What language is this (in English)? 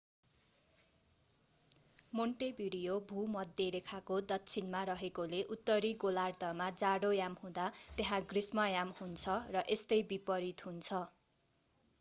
Nepali